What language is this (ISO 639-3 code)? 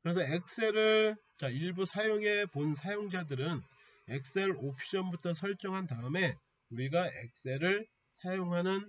kor